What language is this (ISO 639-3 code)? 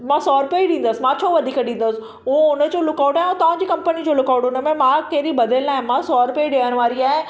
snd